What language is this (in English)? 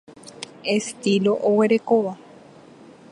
Guarani